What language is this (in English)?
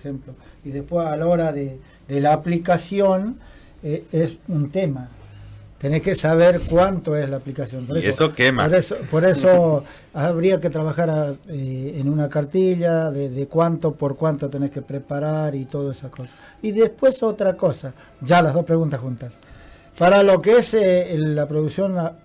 Spanish